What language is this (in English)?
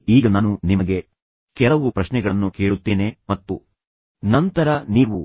Kannada